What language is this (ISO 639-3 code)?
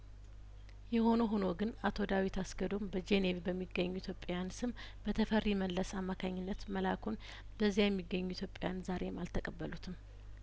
amh